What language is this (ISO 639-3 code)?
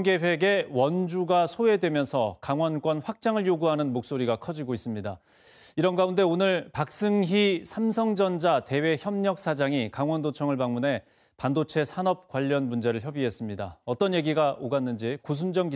kor